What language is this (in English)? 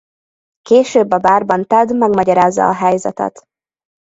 Hungarian